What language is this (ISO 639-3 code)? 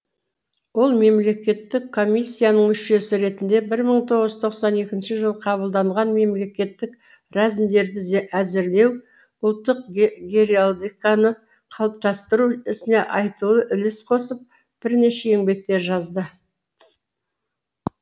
kaz